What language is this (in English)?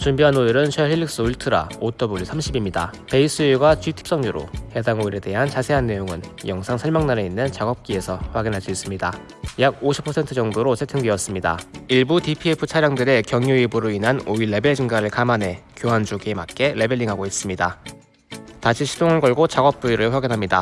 Korean